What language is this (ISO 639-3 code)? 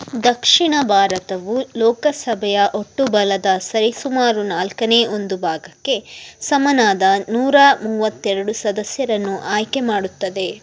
kan